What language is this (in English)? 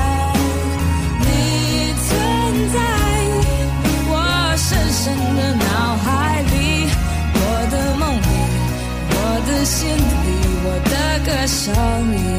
Chinese